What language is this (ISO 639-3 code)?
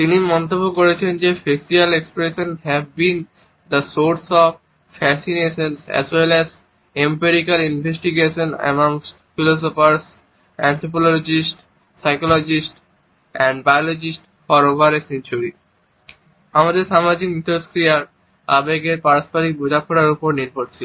ben